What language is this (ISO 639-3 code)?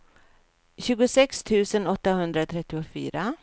swe